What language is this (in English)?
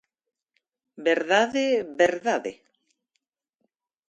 Galician